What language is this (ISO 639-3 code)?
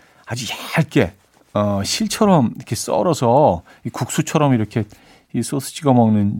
kor